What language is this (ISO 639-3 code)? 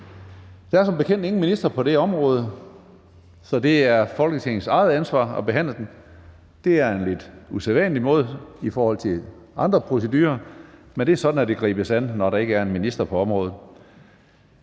dan